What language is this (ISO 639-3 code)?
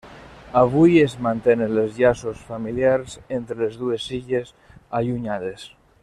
cat